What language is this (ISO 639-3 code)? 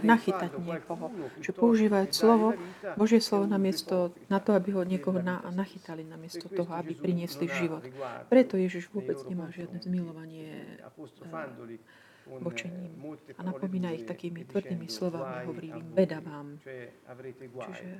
slk